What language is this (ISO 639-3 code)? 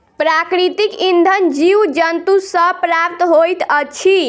mai